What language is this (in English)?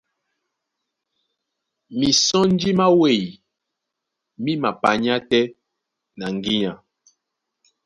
Duala